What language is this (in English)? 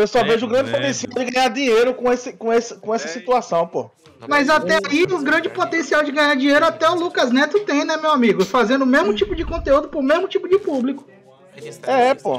Portuguese